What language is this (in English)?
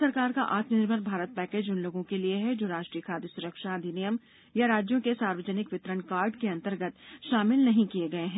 Hindi